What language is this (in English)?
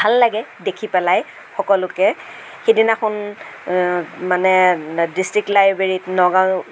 Assamese